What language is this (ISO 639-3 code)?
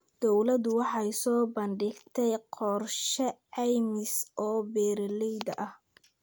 som